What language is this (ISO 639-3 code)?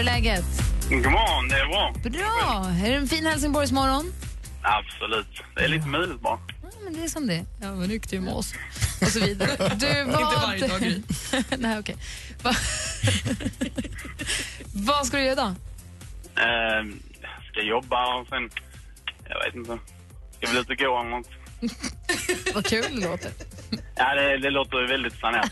swe